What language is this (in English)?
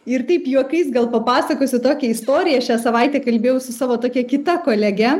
Lithuanian